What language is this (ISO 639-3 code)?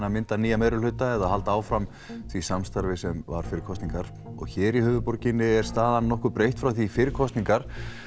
isl